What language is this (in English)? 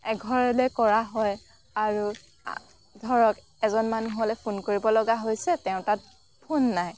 Assamese